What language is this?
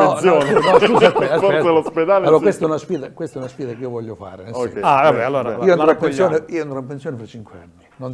Italian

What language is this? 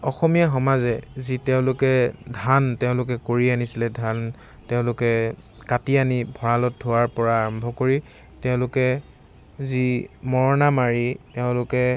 Assamese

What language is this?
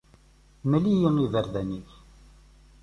Kabyle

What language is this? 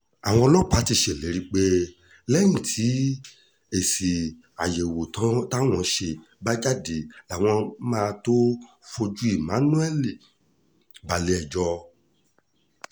Yoruba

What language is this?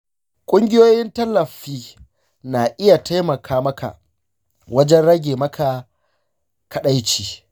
Hausa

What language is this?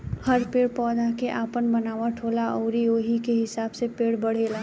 Bhojpuri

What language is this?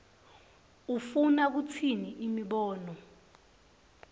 Swati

